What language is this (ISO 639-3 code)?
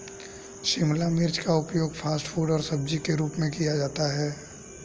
hin